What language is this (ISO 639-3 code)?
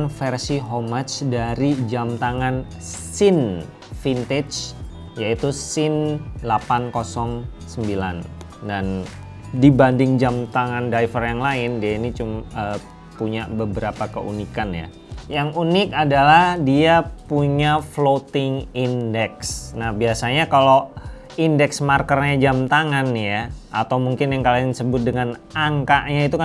ind